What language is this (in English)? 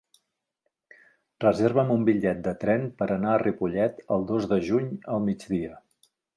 Catalan